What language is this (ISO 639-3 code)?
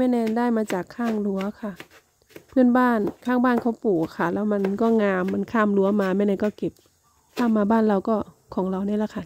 tha